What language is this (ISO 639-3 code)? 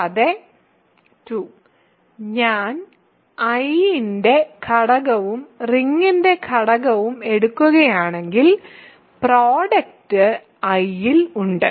mal